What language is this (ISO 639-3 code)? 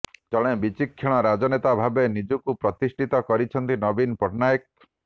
ori